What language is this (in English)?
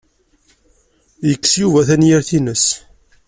Kabyle